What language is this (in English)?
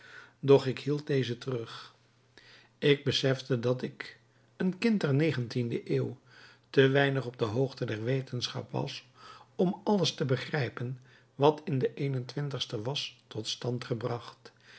Dutch